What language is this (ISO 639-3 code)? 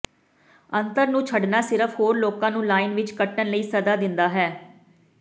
pan